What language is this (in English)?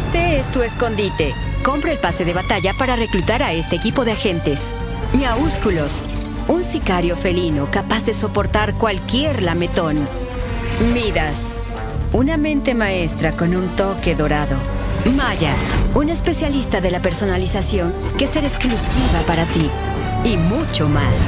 Spanish